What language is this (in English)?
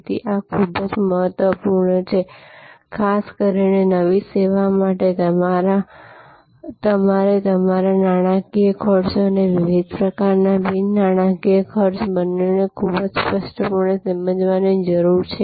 Gujarati